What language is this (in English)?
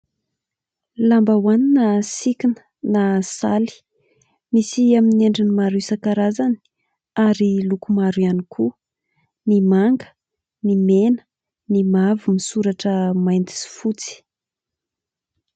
Malagasy